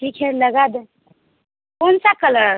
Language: Hindi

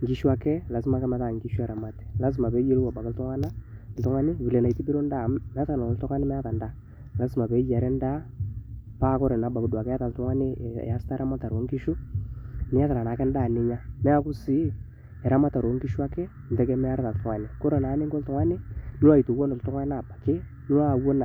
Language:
Masai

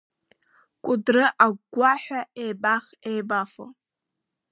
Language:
Abkhazian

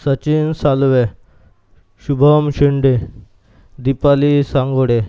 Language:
Marathi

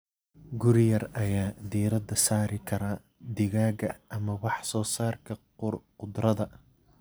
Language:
Somali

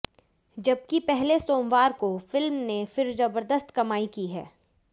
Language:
Hindi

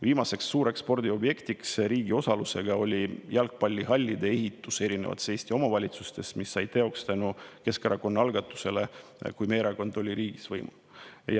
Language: Estonian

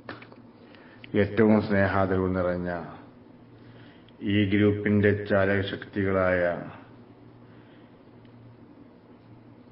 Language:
Arabic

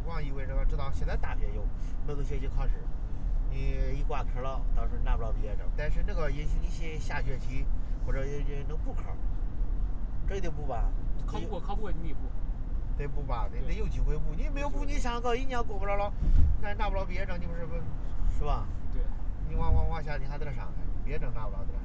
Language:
Chinese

